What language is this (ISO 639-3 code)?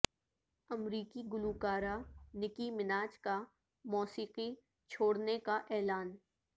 urd